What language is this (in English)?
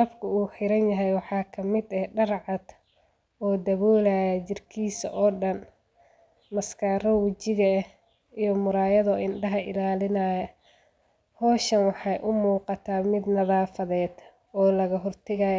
Somali